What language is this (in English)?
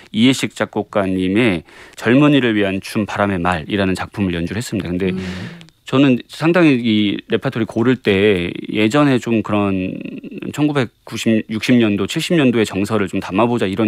Korean